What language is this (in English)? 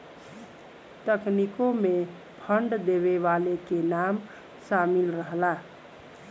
Bhojpuri